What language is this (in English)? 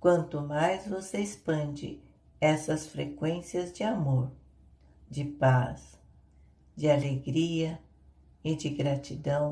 Portuguese